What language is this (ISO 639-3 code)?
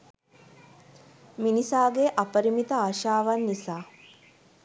sin